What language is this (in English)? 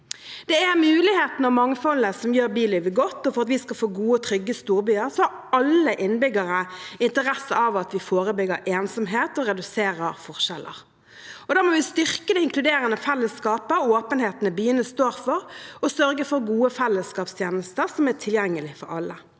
Norwegian